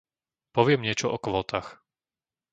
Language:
Slovak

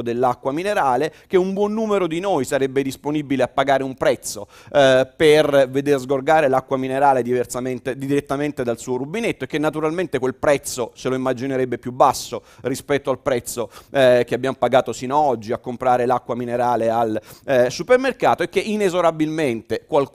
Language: Italian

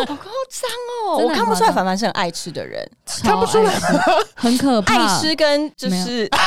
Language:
Chinese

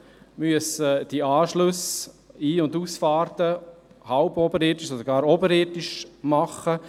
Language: Swiss German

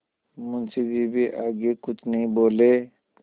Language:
Hindi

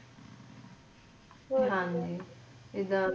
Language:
Punjabi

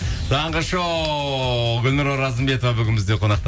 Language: Kazakh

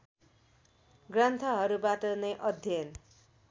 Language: Nepali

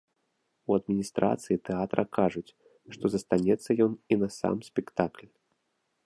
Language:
Belarusian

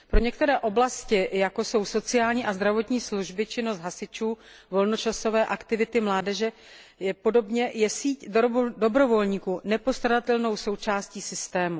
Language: Czech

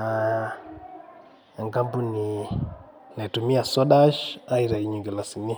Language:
Masai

